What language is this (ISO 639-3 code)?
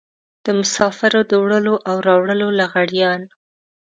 pus